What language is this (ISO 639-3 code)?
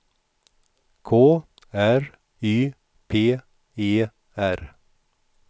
swe